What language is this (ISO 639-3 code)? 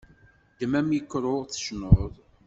kab